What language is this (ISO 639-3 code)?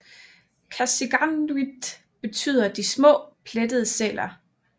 dan